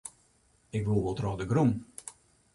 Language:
Western Frisian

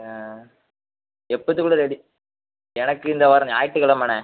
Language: Tamil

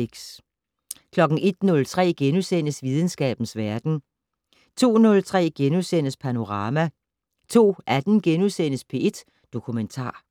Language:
Danish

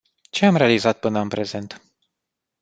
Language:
Romanian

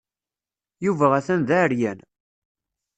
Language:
Kabyle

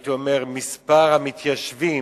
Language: Hebrew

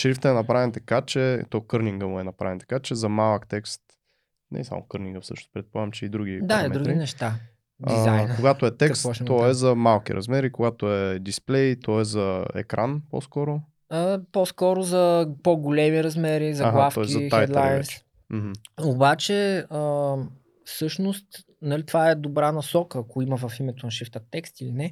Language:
Bulgarian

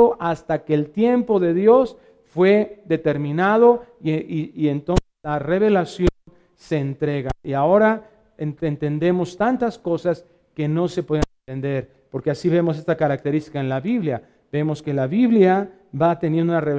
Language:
Spanish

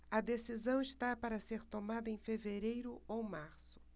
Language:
Portuguese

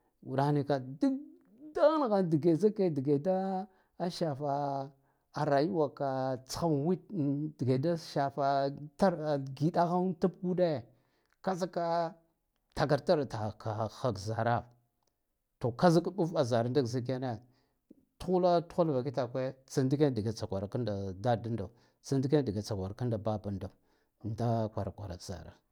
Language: Guduf-Gava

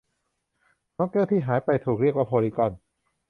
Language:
Thai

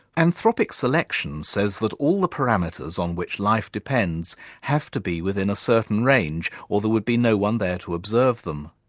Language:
English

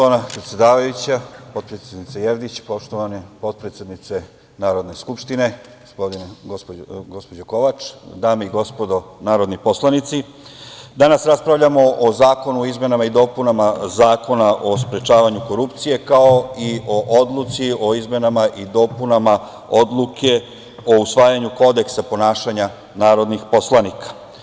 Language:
Serbian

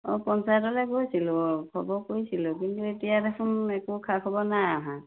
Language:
Assamese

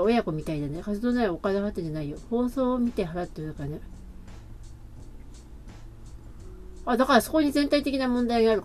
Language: Japanese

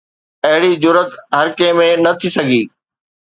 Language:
Sindhi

